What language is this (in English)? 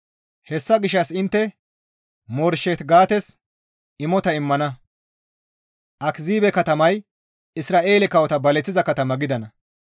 Gamo